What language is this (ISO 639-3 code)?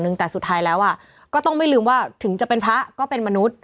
tha